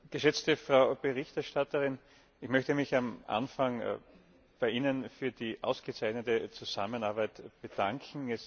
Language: German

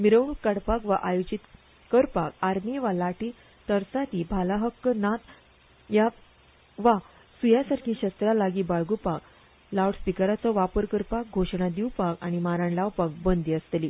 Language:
Konkani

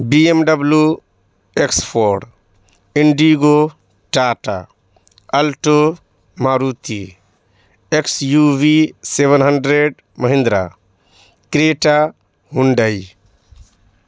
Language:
Urdu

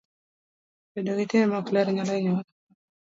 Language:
Luo (Kenya and Tanzania)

